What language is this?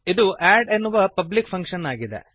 Kannada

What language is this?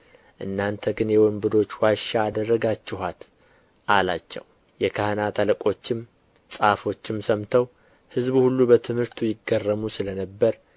Amharic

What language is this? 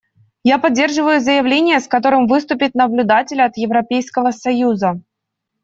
Russian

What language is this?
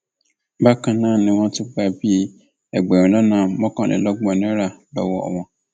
Yoruba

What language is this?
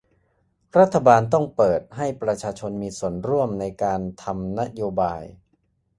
Thai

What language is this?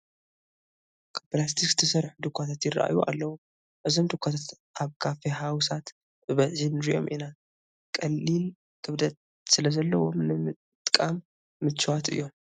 Tigrinya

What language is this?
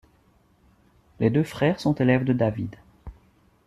French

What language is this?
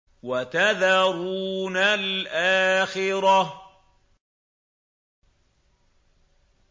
Arabic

